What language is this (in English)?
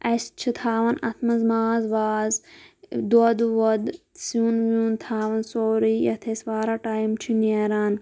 Kashmiri